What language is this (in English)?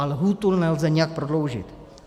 Czech